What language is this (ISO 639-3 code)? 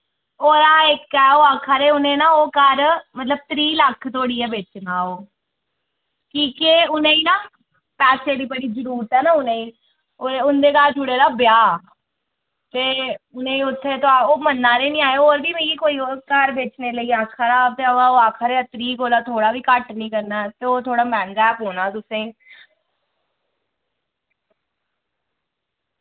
doi